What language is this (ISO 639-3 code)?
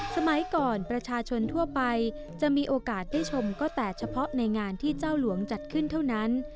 tha